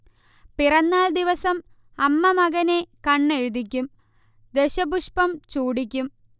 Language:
Malayalam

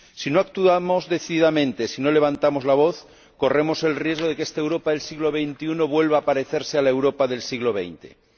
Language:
Spanish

